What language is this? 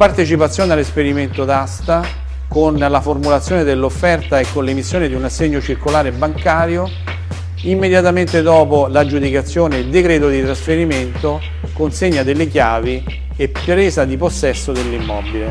Italian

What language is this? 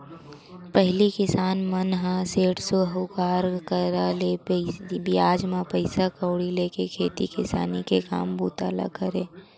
Chhattisgarhi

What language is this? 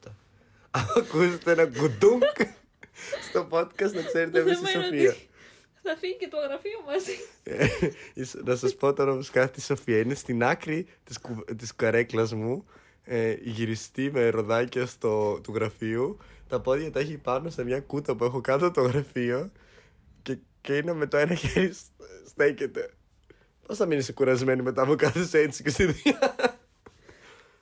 Greek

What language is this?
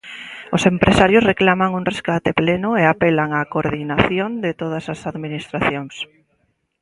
Galician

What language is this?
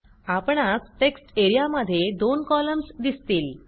Marathi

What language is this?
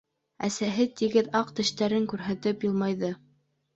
Bashkir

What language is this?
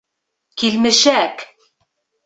Bashkir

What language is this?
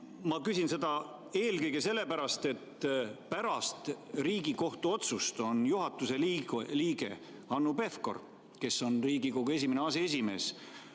Estonian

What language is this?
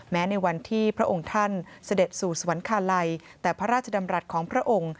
Thai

